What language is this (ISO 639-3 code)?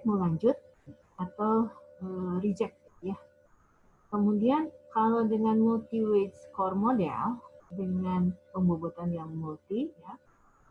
ind